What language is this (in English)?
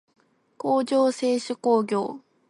Japanese